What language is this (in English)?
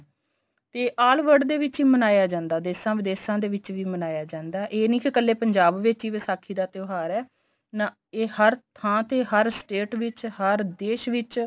Punjabi